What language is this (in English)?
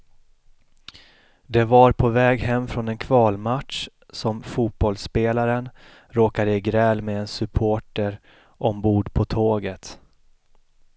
Swedish